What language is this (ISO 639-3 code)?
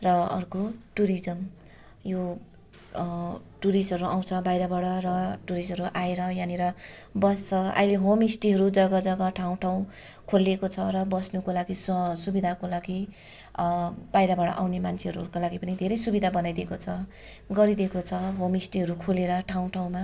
nep